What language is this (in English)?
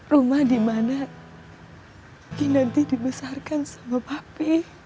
Indonesian